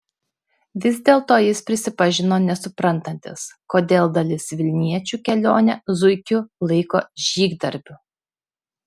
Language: Lithuanian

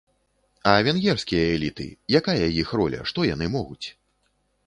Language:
Belarusian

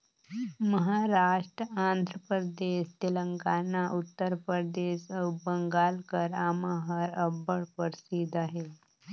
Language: Chhattisgarhi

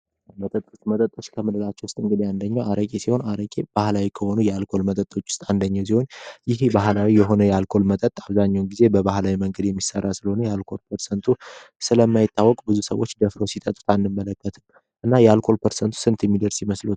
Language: Amharic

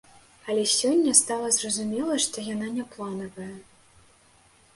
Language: Belarusian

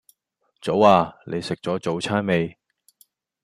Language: Cantonese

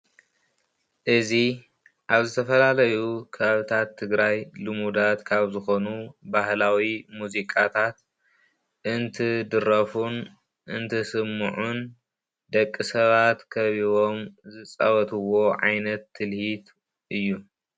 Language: Tigrinya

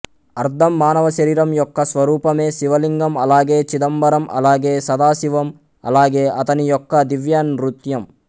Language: Telugu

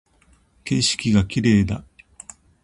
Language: Japanese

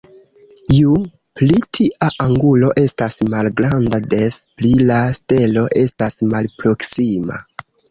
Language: Esperanto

